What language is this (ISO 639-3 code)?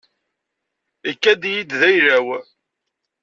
kab